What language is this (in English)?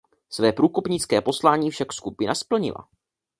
Czech